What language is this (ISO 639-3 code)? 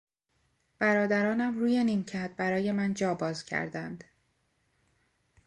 fas